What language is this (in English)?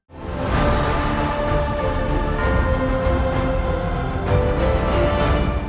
Vietnamese